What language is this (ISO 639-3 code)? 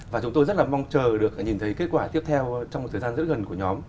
vie